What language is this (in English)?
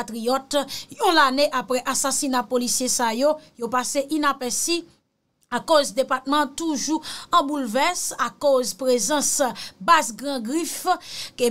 French